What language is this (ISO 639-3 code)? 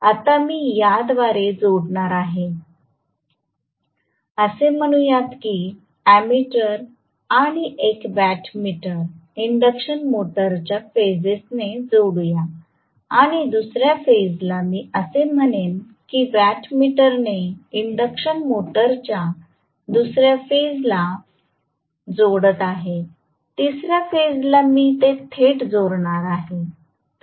mar